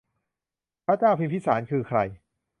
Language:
Thai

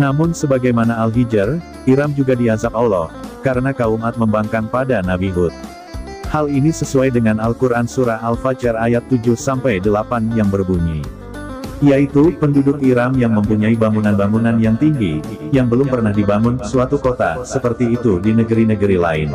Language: Indonesian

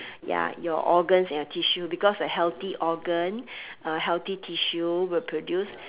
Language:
English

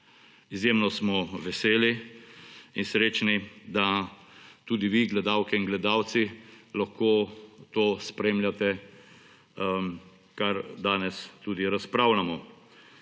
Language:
Slovenian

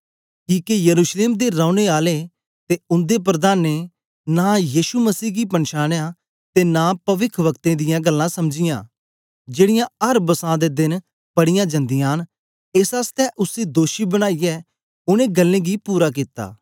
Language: Dogri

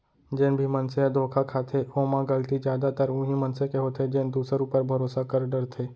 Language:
Chhattisgarhi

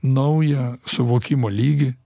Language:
Lithuanian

